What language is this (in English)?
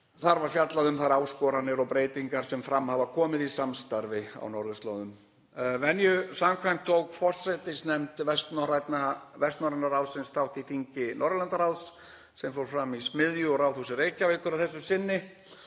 Icelandic